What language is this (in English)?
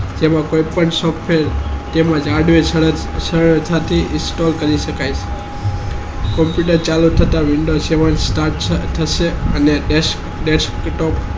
Gujarati